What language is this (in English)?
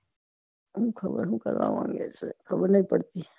Gujarati